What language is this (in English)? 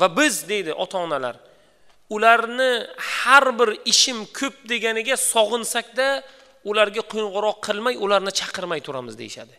Turkish